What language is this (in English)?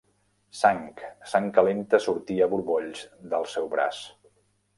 Catalan